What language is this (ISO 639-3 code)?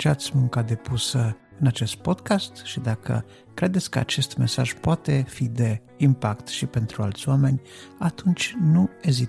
ron